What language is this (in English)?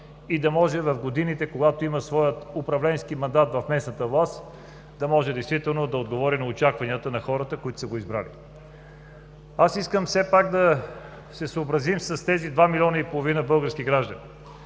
Bulgarian